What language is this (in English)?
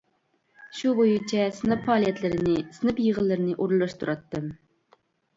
Uyghur